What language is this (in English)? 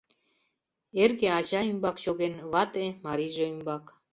Mari